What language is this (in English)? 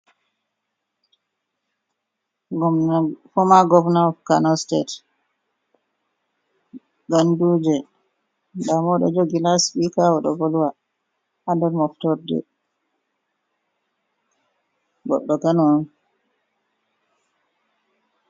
Fula